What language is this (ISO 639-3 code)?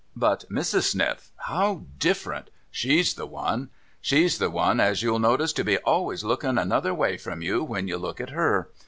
eng